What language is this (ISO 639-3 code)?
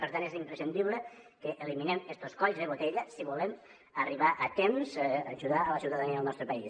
cat